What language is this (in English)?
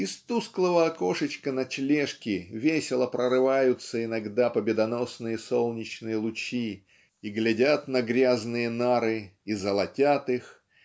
Russian